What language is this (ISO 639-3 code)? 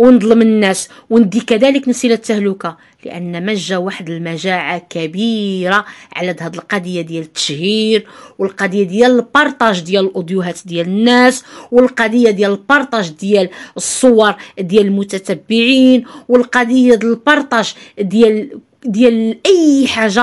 ara